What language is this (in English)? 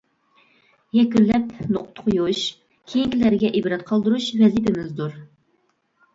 Uyghur